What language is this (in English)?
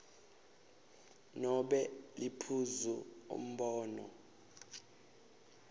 Swati